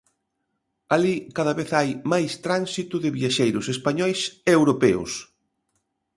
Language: Galician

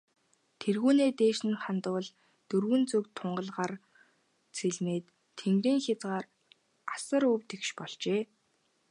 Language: Mongolian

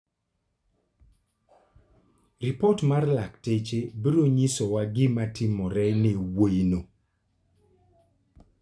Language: Luo (Kenya and Tanzania)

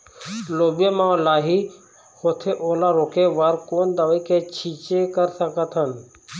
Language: Chhattisgarhi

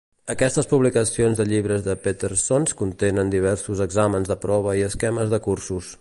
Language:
Catalan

